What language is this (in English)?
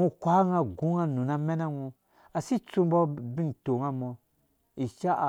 Dũya